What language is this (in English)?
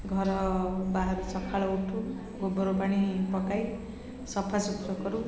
Odia